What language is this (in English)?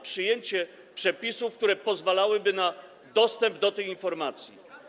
Polish